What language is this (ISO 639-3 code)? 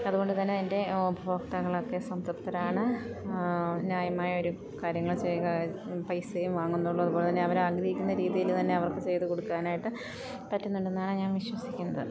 mal